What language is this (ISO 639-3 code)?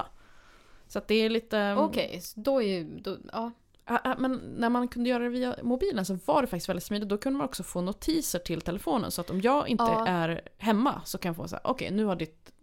swe